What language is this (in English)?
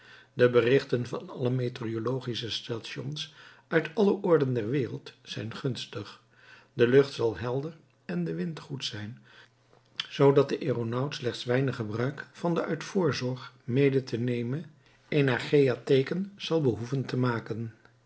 Dutch